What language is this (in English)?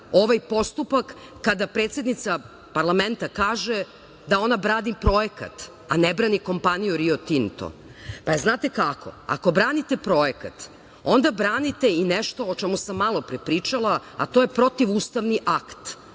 Serbian